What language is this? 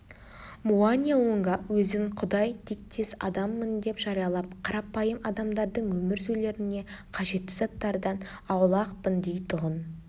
Kazakh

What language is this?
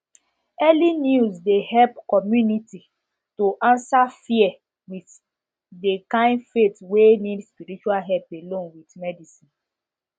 Nigerian Pidgin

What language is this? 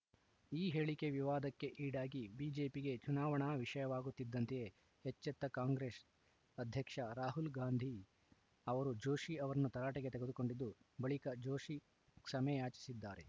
Kannada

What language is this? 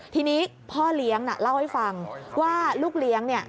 Thai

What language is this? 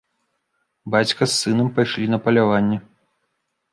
Belarusian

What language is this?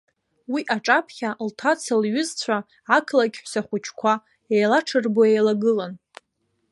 Abkhazian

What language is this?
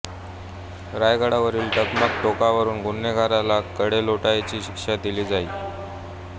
Marathi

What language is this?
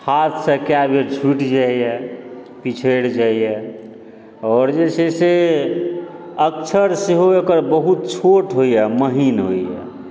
Maithili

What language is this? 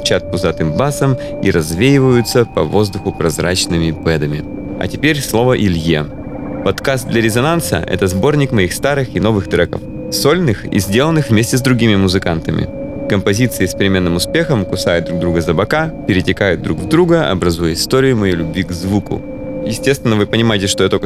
Russian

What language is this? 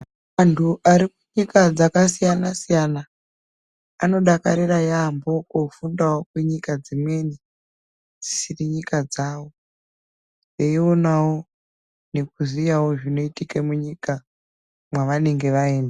Ndau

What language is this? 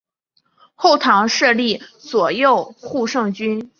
Chinese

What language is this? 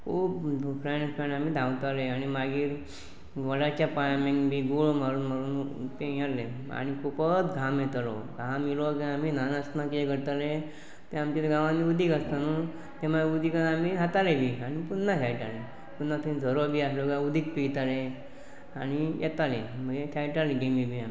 Konkani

